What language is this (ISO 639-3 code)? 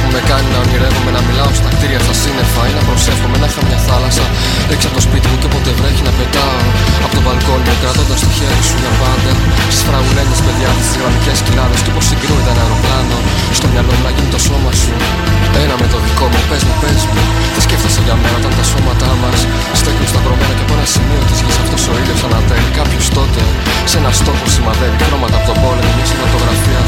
ell